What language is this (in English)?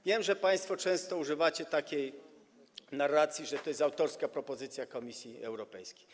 Polish